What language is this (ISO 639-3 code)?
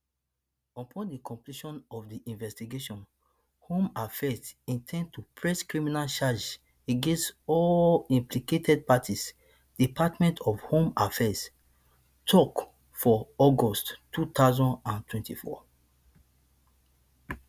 pcm